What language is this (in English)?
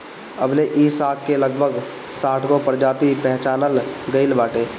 Bhojpuri